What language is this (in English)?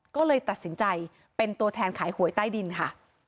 Thai